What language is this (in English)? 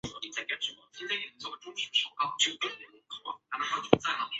Chinese